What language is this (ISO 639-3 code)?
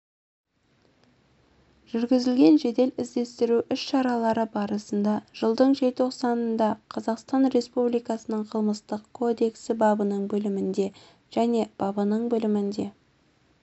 kaz